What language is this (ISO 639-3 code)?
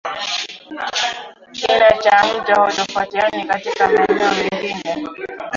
swa